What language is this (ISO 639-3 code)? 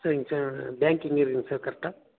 tam